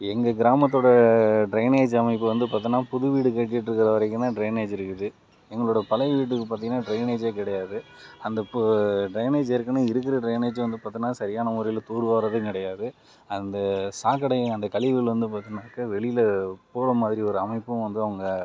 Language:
Tamil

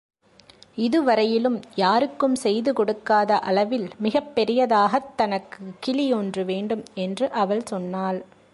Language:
Tamil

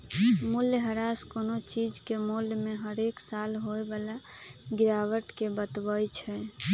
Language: Magahi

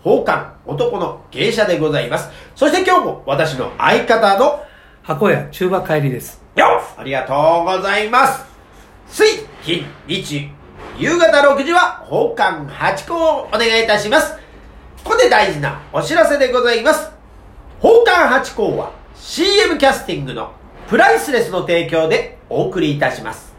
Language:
Japanese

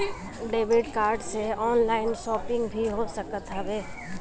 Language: Bhojpuri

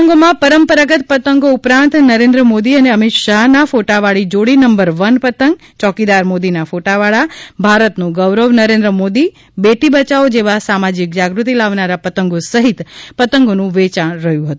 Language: Gujarati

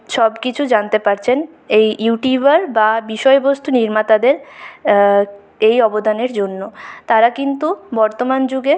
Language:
Bangla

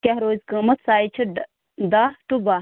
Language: Kashmiri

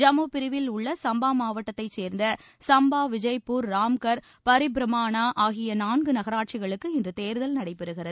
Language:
Tamil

